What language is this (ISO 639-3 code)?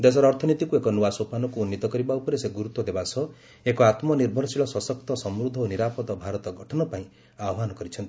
ori